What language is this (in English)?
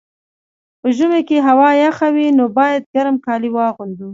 Pashto